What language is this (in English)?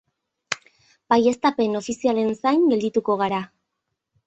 Basque